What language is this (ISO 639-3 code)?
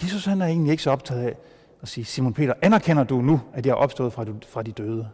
dan